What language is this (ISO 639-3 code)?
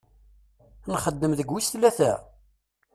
kab